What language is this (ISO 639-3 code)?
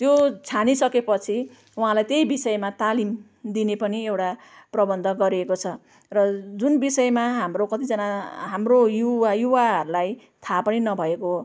nep